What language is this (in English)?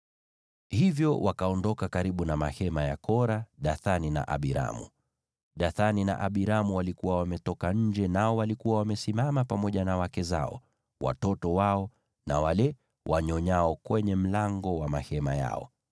Swahili